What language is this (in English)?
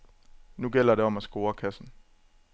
Danish